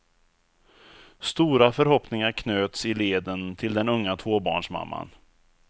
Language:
Swedish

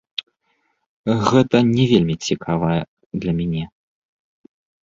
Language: Belarusian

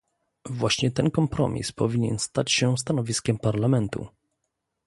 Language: Polish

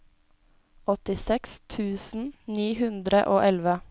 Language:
Norwegian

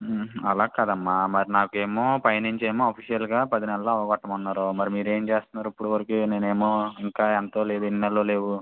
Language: Telugu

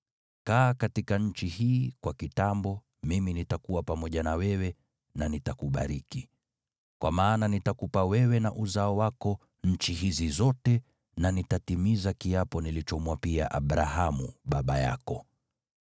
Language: Swahili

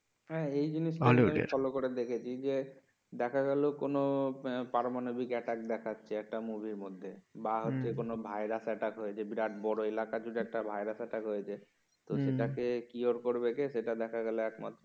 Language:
Bangla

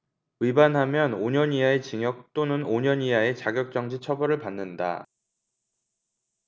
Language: Korean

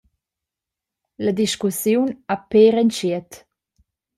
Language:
Romansh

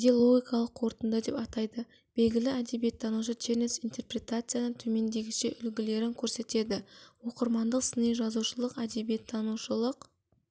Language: Kazakh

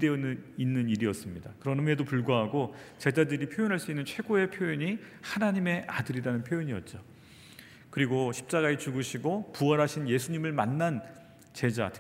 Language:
Korean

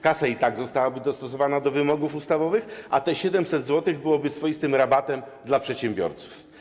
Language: Polish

